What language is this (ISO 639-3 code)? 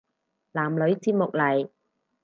yue